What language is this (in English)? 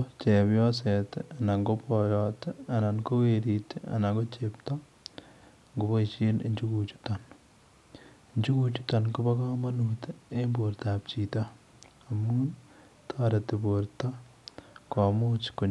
Kalenjin